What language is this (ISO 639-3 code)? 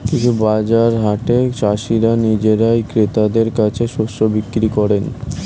ben